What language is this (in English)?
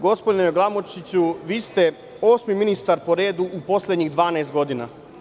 Serbian